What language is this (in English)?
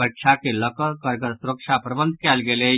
Maithili